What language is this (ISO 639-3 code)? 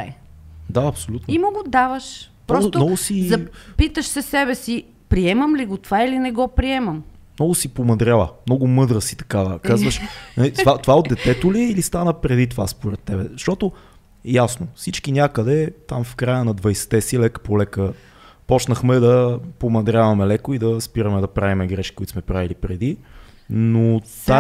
bul